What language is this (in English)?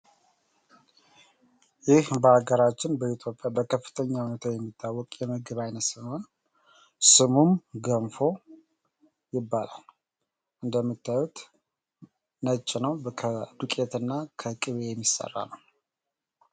Amharic